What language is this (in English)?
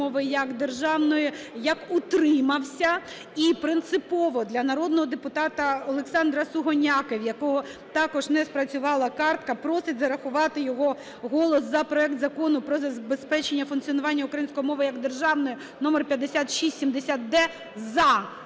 Ukrainian